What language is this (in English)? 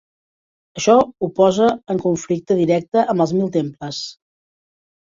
Catalan